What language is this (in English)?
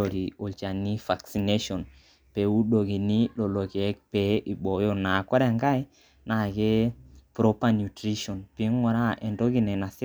Masai